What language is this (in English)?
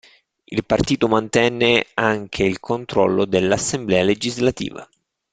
Italian